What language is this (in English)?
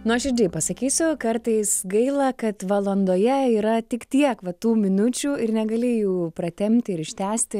Lithuanian